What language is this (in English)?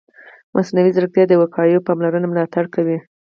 Pashto